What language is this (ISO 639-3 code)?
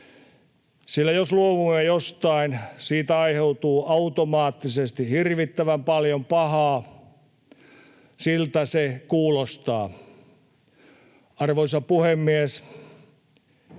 fin